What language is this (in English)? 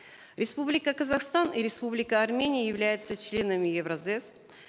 Kazakh